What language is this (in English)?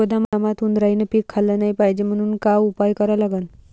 Marathi